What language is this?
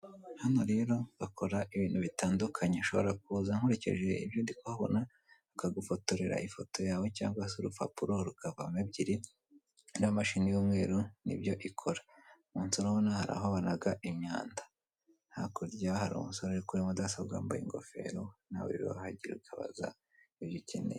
Kinyarwanda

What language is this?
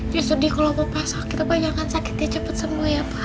Indonesian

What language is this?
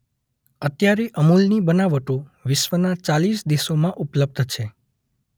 Gujarati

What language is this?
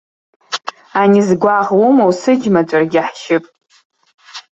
Abkhazian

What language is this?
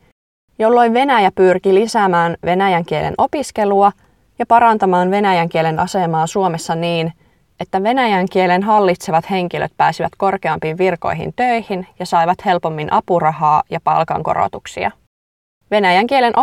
Finnish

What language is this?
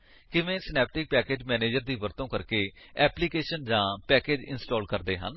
Punjabi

